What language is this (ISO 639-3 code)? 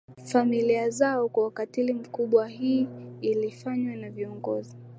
swa